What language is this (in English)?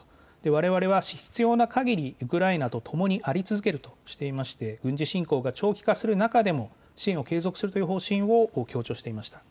Japanese